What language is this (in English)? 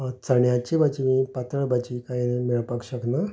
Konkani